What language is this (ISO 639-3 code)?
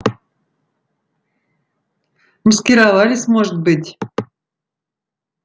rus